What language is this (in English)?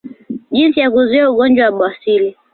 Swahili